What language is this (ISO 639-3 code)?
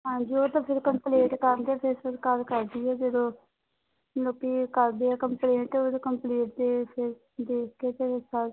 pan